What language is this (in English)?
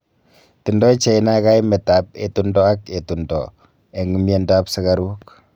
Kalenjin